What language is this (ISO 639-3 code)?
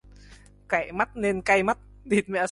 vie